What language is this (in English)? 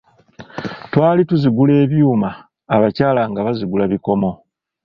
Ganda